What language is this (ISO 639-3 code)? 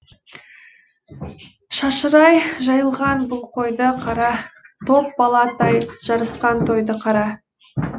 kaz